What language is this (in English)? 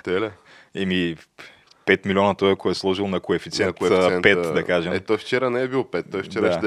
Bulgarian